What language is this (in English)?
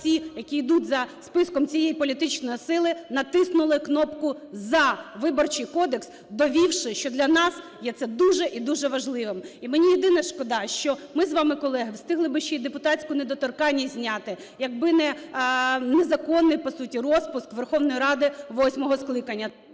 Ukrainian